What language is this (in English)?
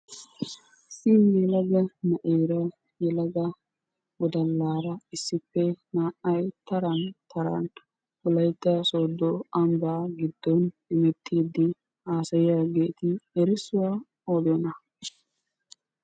Wolaytta